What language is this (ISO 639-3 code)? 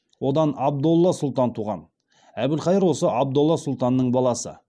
kaz